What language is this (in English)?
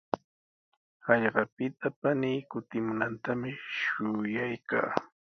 Sihuas Ancash Quechua